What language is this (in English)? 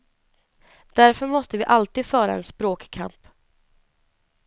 Swedish